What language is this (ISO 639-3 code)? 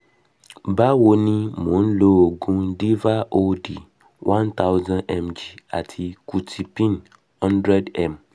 yor